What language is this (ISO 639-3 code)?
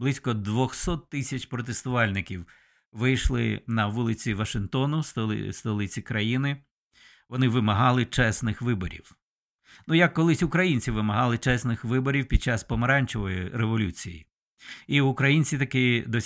ukr